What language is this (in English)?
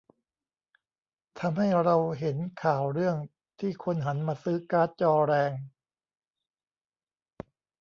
Thai